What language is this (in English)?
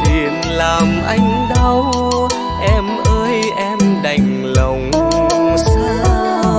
Vietnamese